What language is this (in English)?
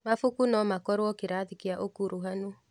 Kikuyu